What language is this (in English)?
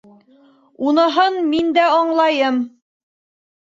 Bashkir